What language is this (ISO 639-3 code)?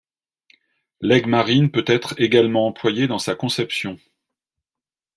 fra